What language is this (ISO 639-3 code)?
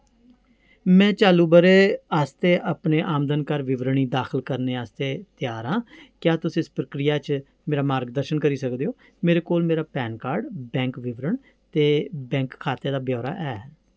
doi